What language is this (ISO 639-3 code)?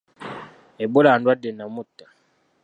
lug